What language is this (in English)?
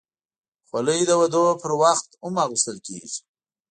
Pashto